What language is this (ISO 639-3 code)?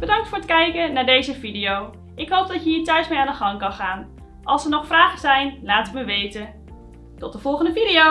nld